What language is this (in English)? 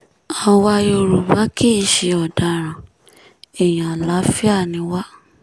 Yoruba